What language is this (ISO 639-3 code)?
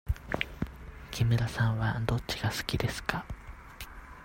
jpn